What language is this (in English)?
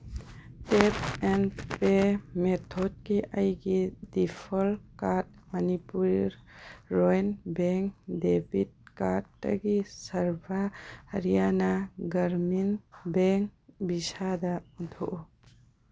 Manipuri